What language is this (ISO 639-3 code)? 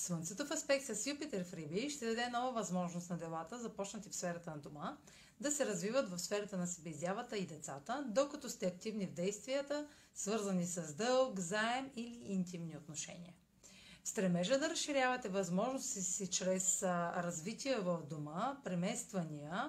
bul